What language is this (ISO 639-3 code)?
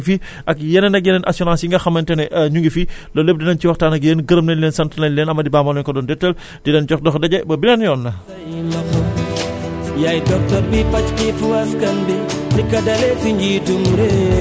wol